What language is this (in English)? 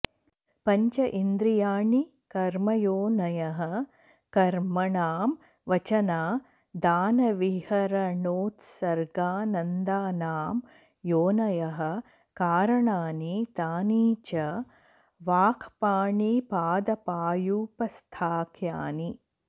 Sanskrit